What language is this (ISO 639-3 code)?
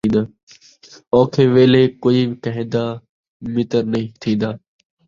skr